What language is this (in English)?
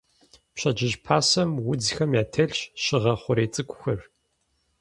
Kabardian